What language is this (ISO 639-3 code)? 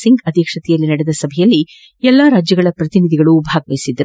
kan